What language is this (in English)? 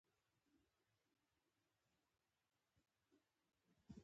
Pashto